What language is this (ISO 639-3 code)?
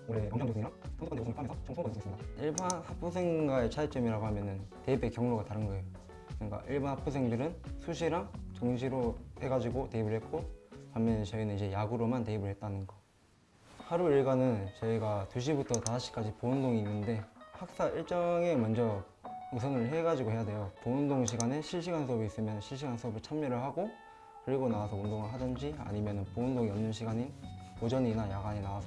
kor